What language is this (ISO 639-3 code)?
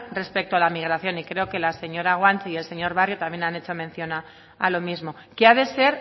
spa